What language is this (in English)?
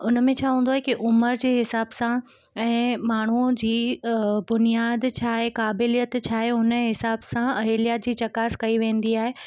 Sindhi